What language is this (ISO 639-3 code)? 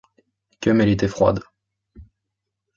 fra